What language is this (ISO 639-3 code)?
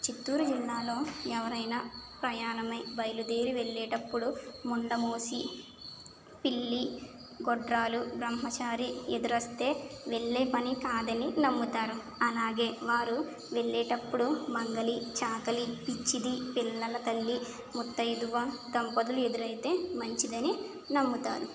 tel